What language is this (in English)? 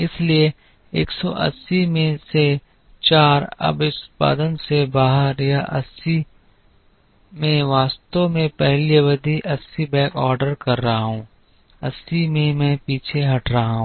Hindi